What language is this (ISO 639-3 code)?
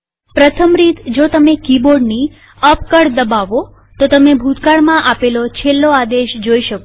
guj